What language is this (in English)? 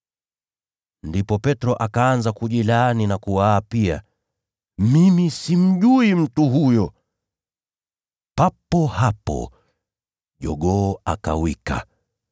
Swahili